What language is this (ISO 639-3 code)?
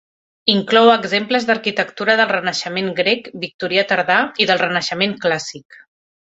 cat